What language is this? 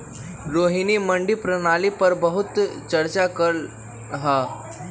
Magahi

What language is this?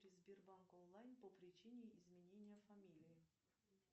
Russian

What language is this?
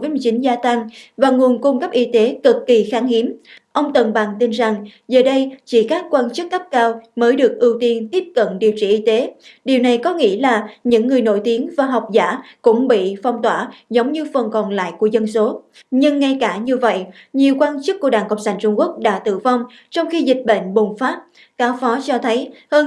Vietnamese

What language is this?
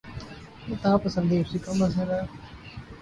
Urdu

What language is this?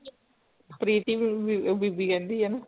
Punjabi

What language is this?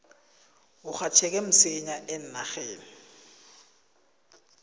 South Ndebele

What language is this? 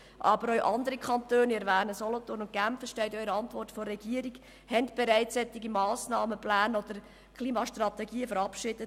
Swiss German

